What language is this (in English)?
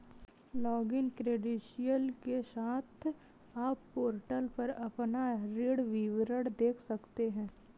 Hindi